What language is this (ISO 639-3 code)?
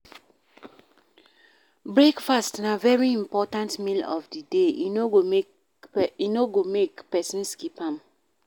pcm